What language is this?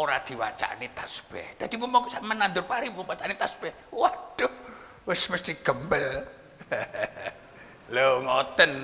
Indonesian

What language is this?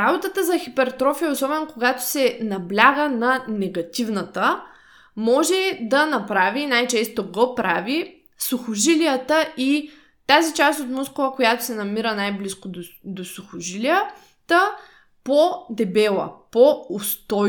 Bulgarian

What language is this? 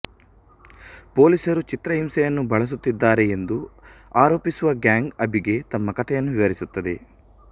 Kannada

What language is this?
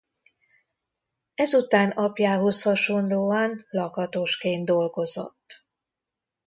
Hungarian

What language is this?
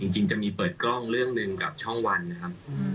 Thai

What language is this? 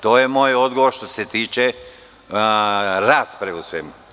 Serbian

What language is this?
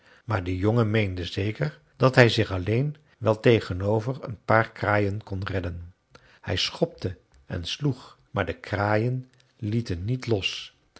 Dutch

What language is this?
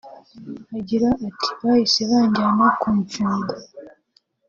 Kinyarwanda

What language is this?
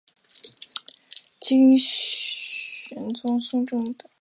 Chinese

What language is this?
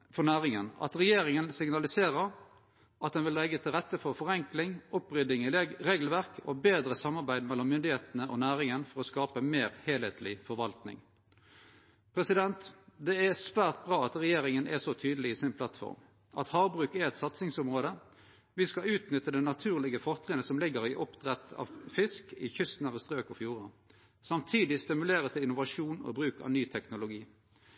Norwegian Nynorsk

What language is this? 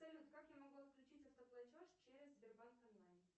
Russian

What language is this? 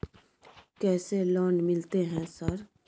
Maithili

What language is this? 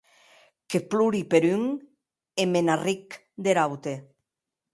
Occitan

